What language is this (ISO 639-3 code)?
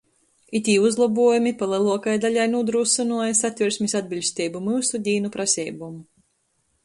ltg